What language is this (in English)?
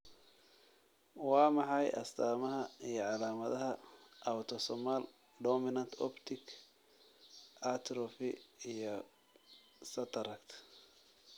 Somali